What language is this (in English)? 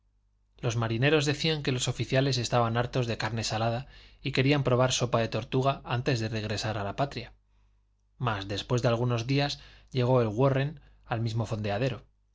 Spanish